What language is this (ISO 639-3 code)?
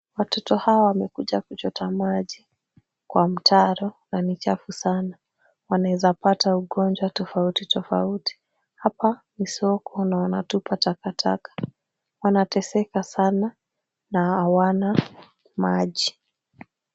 swa